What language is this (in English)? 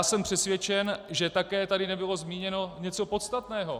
Czech